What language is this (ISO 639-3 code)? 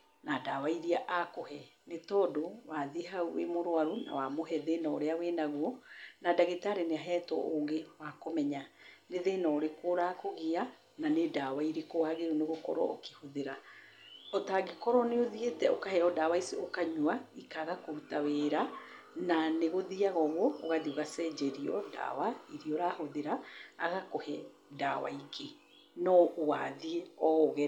kik